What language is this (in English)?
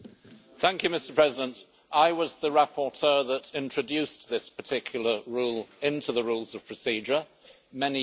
English